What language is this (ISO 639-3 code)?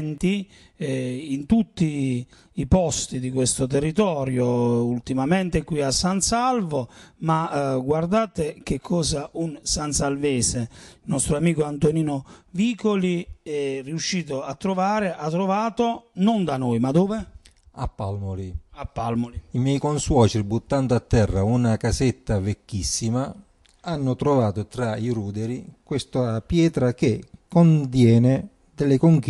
ita